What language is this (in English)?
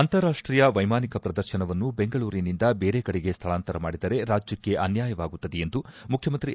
Kannada